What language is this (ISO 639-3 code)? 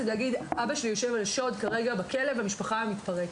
heb